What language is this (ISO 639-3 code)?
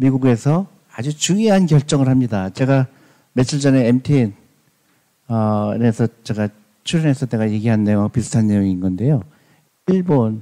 kor